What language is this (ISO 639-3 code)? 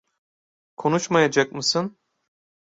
tur